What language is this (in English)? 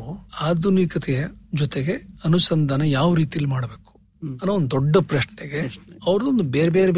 Kannada